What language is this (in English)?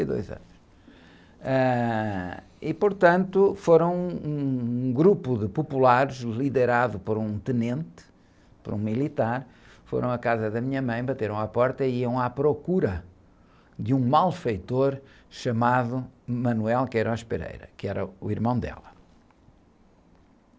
Portuguese